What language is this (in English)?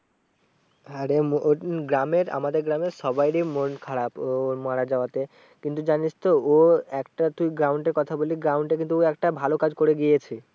Bangla